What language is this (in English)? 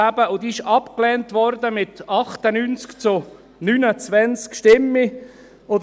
Swiss German